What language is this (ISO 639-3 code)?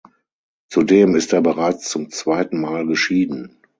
deu